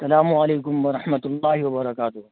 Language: Urdu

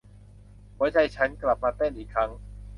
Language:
Thai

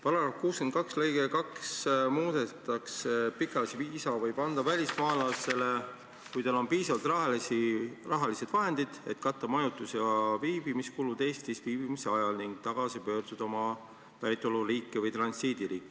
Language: Estonian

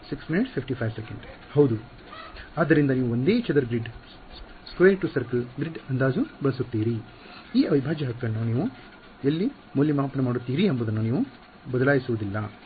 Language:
Kannada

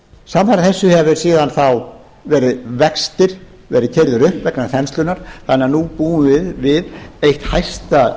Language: Icelandic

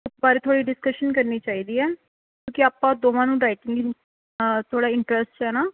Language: Punjabi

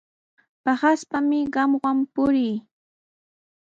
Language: Sihuas Ancash Quechua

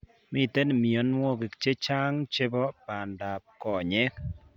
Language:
Kalenjin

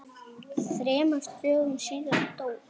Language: Icelandic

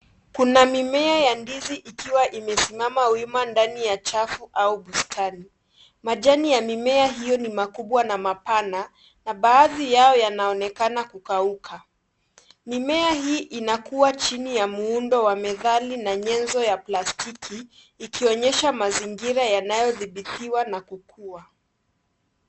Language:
Swahili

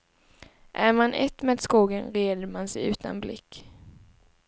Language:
Swedish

